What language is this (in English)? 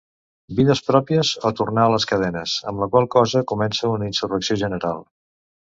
Catalan